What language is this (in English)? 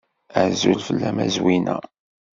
Kabyle